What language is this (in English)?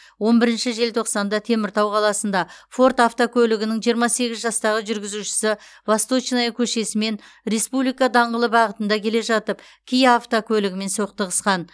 Kazakh